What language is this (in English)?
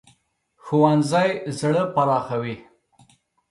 Pashto